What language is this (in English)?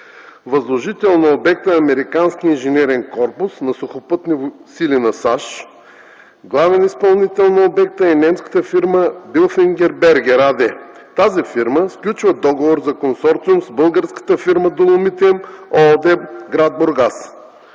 Bulgarian